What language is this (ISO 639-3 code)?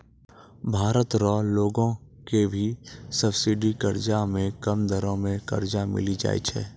mai